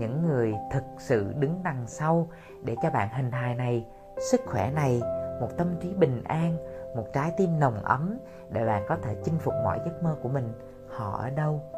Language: Vietnamese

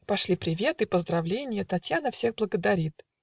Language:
Russian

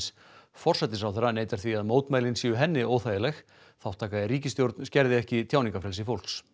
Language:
Icelandic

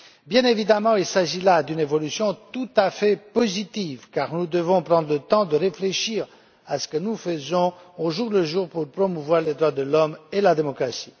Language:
French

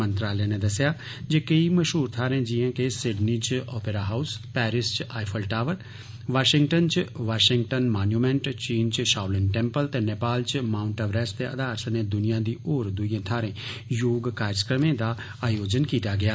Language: Dogri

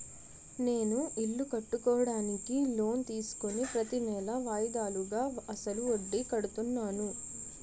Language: Telugu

